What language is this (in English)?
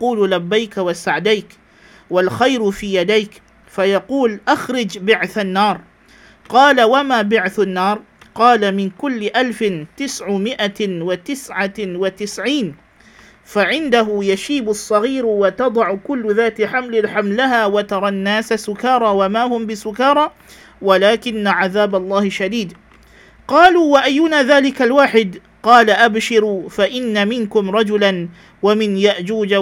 Malay